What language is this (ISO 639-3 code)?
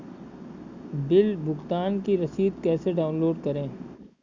hin